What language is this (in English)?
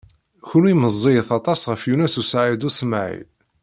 Kabyle